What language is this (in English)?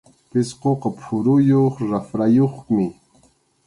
Arequipa-La Unión Quechua